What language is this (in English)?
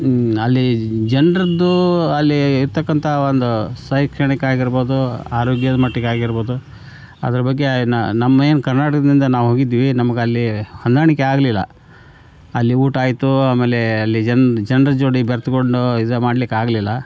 Kannada